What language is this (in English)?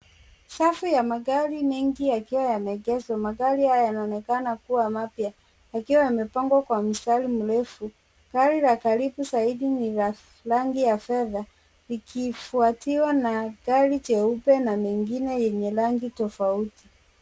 Swahili